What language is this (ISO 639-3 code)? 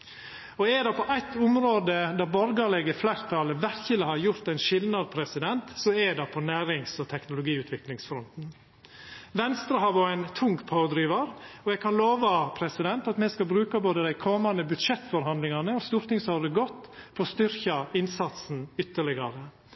nno